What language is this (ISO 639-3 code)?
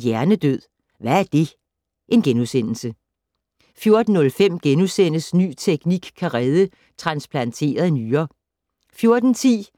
dan